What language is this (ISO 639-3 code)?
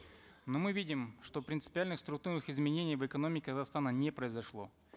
kaz